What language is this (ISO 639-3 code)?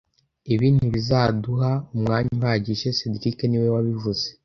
kin